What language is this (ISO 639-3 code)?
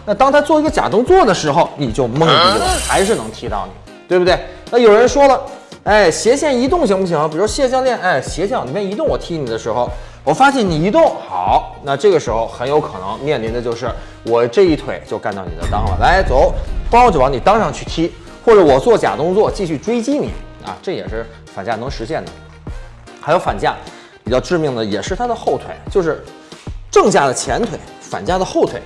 zho